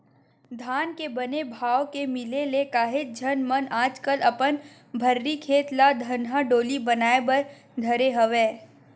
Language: Chhattisgarhi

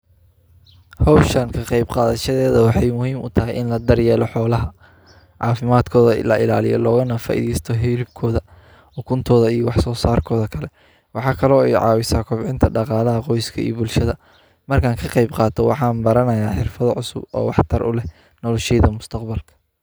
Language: Somali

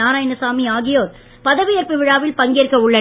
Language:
Tamil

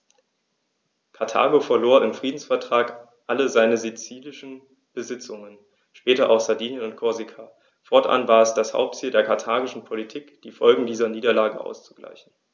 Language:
German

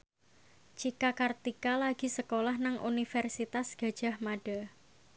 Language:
Javanese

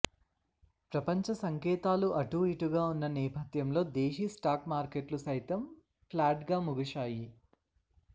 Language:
Telugu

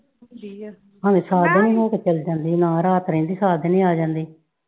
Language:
Punjabi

